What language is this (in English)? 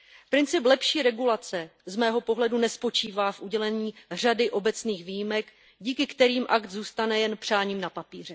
Czech